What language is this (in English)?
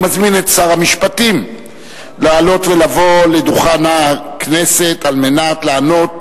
Hebrew